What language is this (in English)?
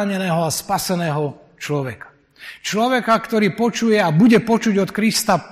Slovak